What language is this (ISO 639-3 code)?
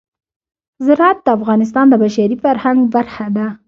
pus